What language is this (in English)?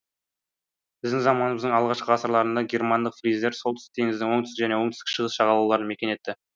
Kazakh